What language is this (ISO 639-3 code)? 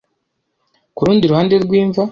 kin